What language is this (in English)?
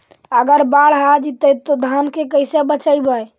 Magahi